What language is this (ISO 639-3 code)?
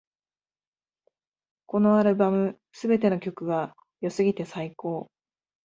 jpn